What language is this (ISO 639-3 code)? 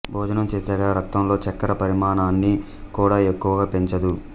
tel